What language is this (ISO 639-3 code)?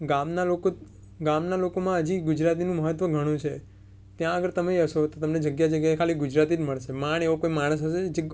guj